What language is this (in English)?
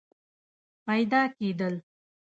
Pashto